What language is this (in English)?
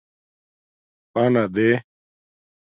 Domaaki